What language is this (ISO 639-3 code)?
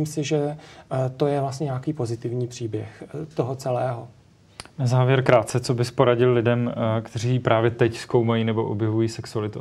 ces